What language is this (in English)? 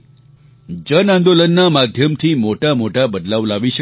Gujarati